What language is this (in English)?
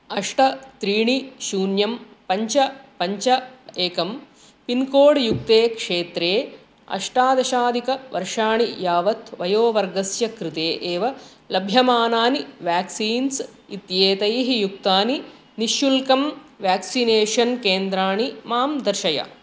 Sanskrit